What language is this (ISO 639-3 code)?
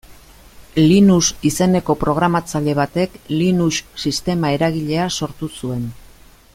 eus